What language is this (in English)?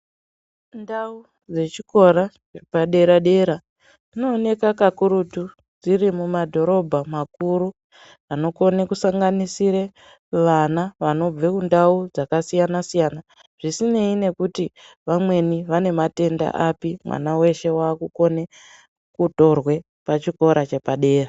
Ndau